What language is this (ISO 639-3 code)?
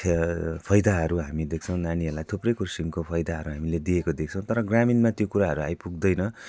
nep